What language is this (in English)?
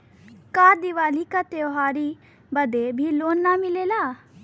Bhojpuri